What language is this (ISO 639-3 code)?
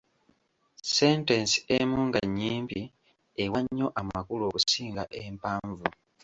lug